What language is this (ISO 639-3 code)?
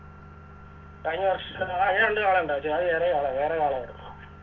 mal